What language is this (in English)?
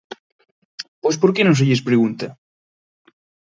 Galician